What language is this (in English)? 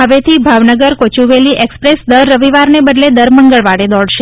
Gujarati